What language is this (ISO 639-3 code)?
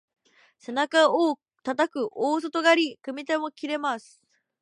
jpn